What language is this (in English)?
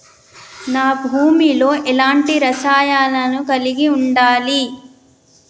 Telugu